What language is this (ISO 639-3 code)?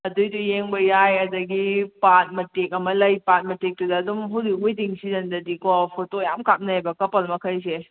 mni